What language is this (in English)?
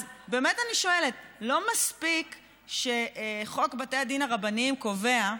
Hebrew